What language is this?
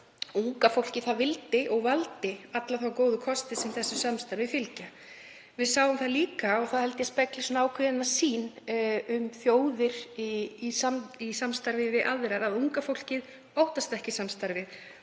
Icelandic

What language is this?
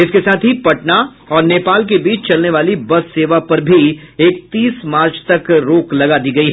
Hindi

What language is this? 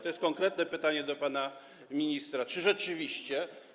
Polish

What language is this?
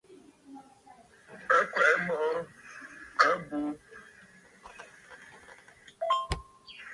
Bafut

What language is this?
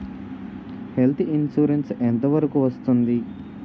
Telugu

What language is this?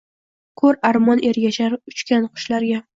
Uzbek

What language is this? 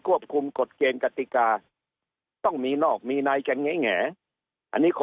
Thai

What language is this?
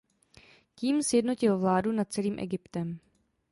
Czech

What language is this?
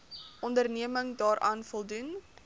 Afrikaans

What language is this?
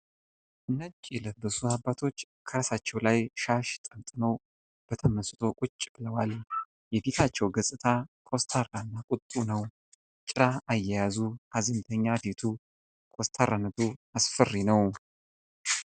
Amharic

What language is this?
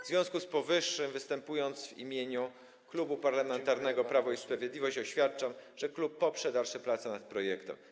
Polish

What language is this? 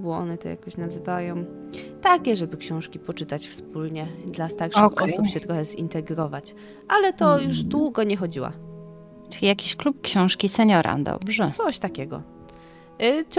Polish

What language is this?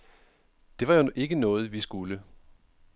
Danish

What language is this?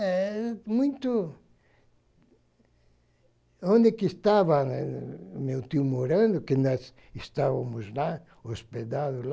Portuguese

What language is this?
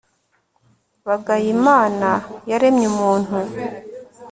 Kinyarwanda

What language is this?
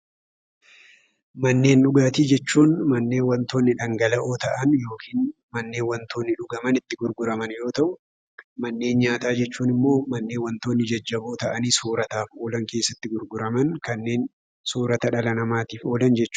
Oromo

